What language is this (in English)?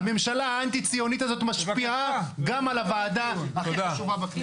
Hebrew